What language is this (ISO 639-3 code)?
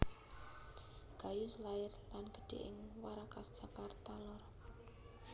jav